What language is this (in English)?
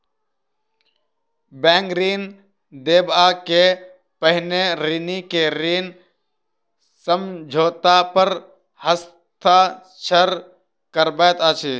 Maithili